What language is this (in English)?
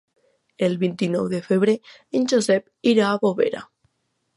Catalan